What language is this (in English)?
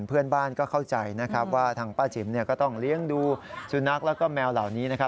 Thai